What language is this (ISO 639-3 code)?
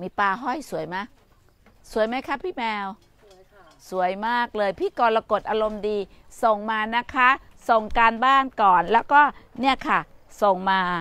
tha